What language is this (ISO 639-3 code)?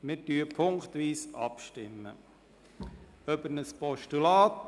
gsw